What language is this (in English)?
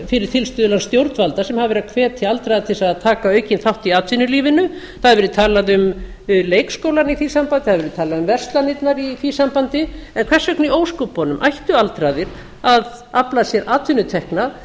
Icelandic